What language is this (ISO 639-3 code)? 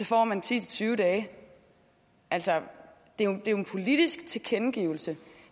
dan